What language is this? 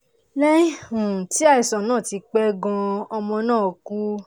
Yoruba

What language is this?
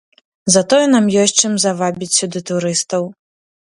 Belarusian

